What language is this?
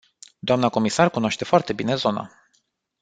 Romanian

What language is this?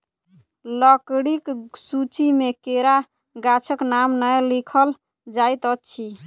Maithili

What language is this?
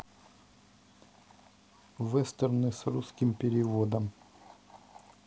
Russian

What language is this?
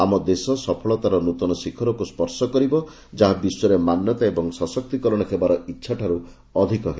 Odia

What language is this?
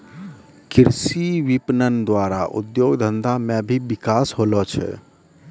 Maithili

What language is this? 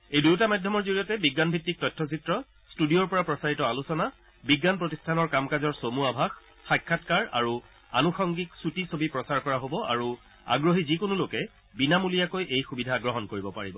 Assamese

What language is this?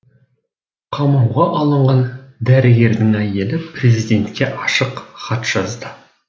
Kazakh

